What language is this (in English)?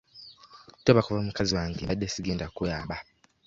Ganda